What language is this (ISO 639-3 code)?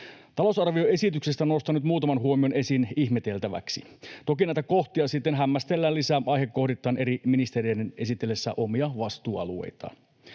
fin